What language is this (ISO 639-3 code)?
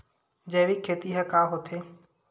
hne